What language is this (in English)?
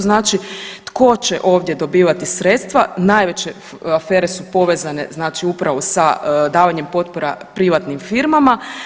Croatian